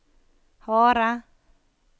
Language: Norwegian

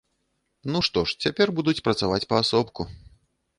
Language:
Belarusian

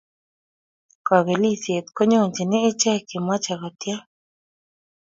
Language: Kalenjin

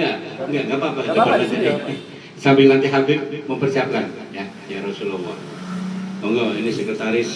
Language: Indonesian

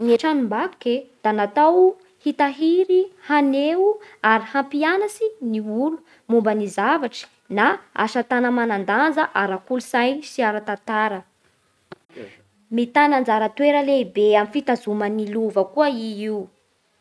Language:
Bara Malagasy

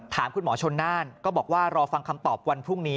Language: Thai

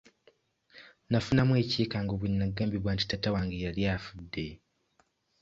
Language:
Ganda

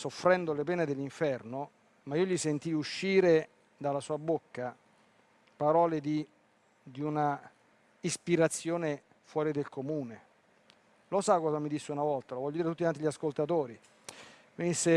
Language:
Italian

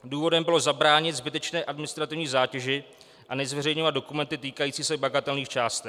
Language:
Czech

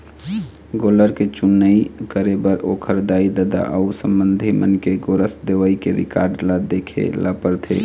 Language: Chhattisgarhi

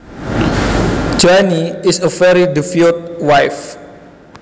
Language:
Javanese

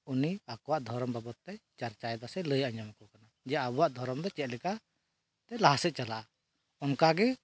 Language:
Santali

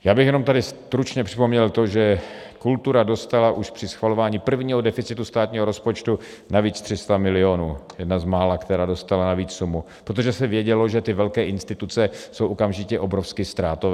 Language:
Czech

